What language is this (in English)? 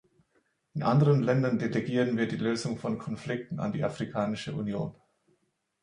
German